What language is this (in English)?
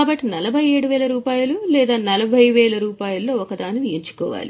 Telugu